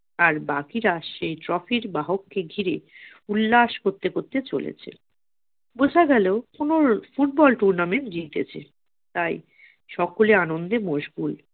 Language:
Bangla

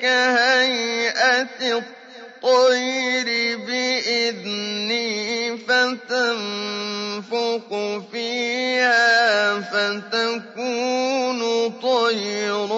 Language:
Arabic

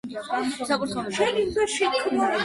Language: Georgian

